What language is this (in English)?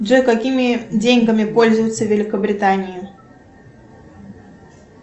Russian